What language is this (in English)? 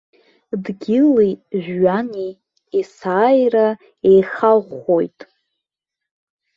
Abkhazian